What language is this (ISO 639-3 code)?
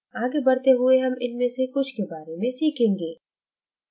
hin